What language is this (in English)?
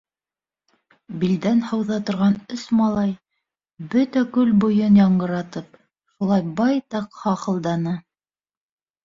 Bashkir